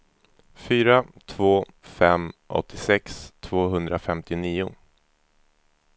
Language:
Swedish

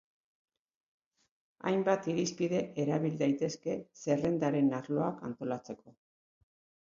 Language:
Basque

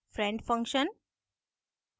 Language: Hindi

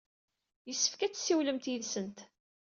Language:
Kabyle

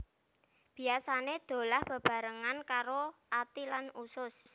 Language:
Javanese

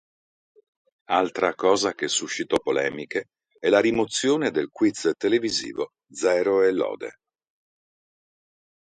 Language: Italian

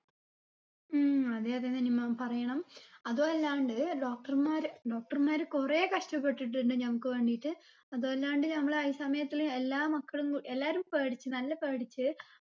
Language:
Malayalam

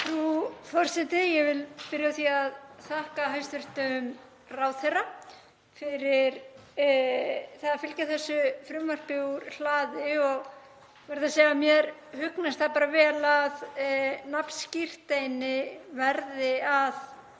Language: Icelandic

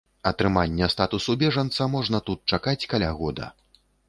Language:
Belarusian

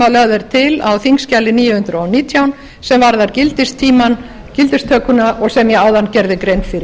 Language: Icelandic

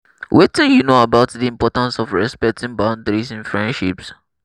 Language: Nigerian Pidgin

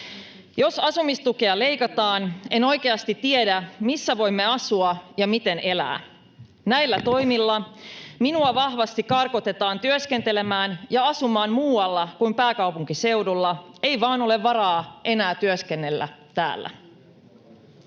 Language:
Finnish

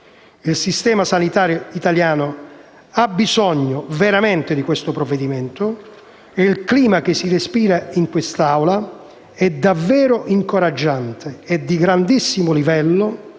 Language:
Italian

